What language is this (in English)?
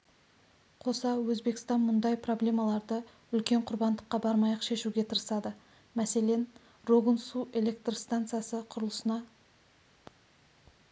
Kazakh